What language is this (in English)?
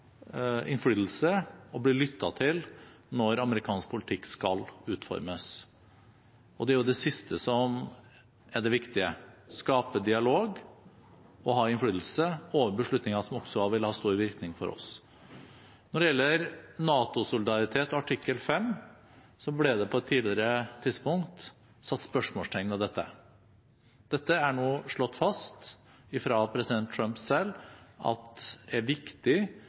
Norwegian Bokmål